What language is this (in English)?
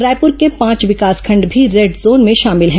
Hindi